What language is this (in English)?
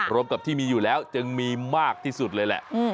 Thai